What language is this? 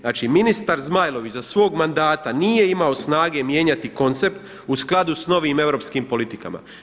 Croatian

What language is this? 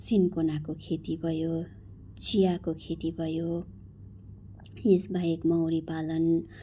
Nepali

